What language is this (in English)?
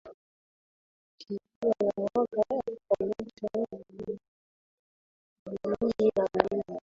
Swahili